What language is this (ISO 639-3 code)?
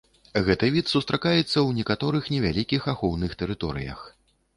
bel